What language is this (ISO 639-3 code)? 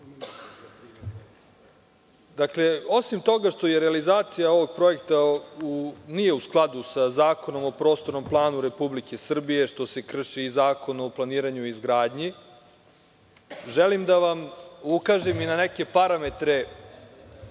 srp